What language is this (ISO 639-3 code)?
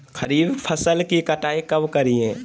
mag